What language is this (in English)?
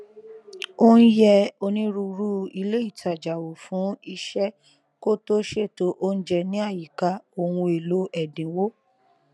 Yoruba